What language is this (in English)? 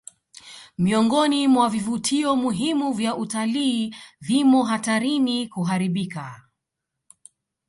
Swahili